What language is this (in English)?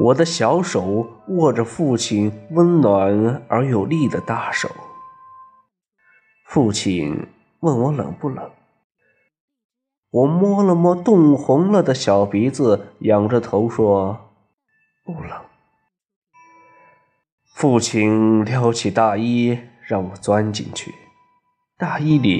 Chinese